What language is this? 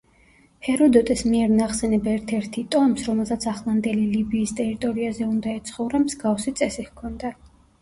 Georgian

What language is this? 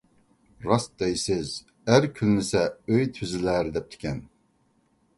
Uyghur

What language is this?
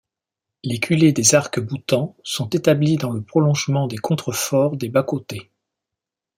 French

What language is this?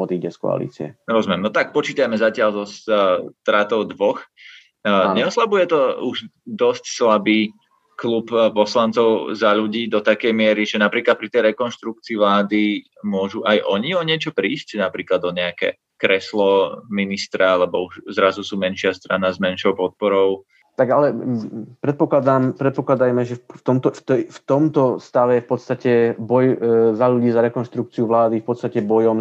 Slovak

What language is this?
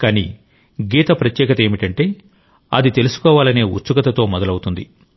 Telugu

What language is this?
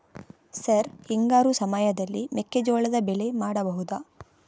Kannada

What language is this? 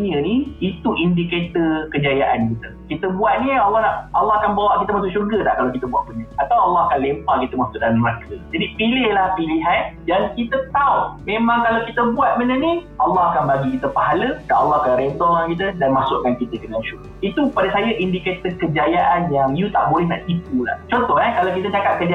Malay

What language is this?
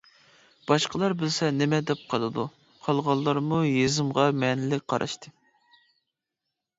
Uyghur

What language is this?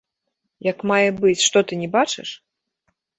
Belarusian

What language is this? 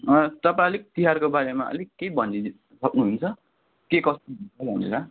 Nepali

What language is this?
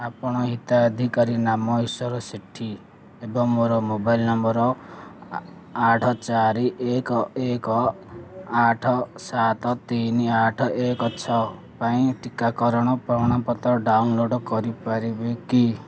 Odia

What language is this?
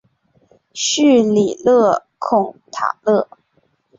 Chinese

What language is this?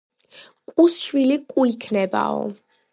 Georgian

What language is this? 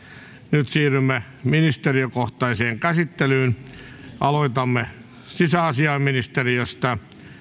Finnish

